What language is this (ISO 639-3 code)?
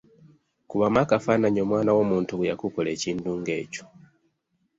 lug